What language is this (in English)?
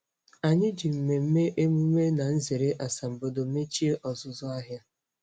Igbo